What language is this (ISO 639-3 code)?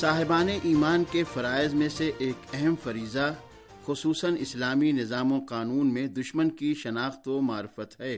urd